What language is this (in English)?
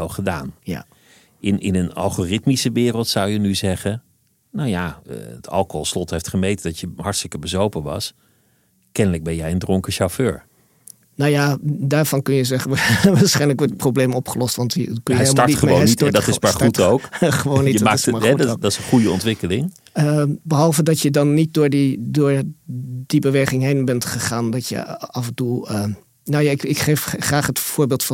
Dutch